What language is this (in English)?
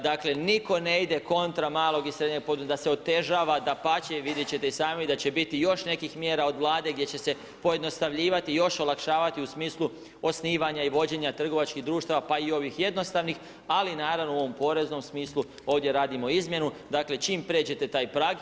Croatian